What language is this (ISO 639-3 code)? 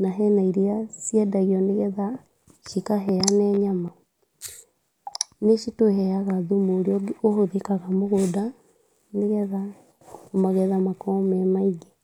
kik